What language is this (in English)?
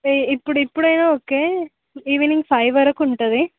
Telugu